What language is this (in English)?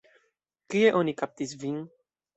Esperanto